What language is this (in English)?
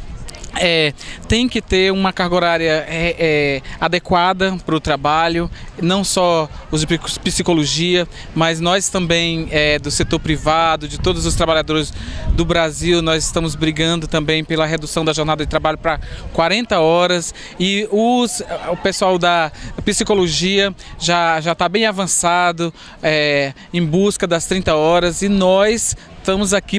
Portuguese